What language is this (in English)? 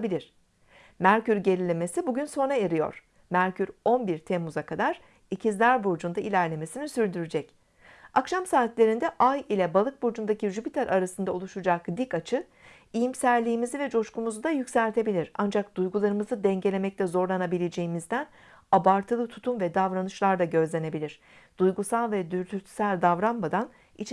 Turkish